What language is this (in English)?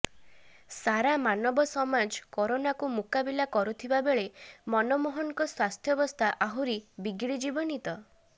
Odia